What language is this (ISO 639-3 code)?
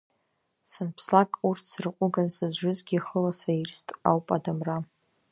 abk